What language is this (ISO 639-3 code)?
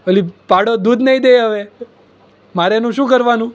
guj